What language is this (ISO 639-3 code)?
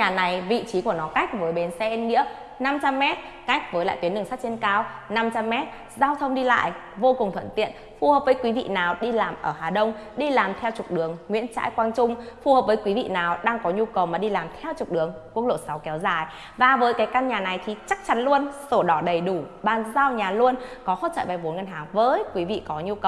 vie